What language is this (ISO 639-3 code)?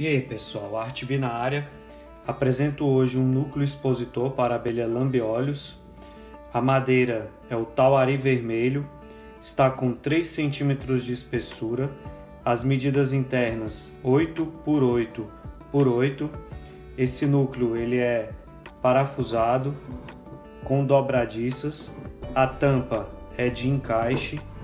por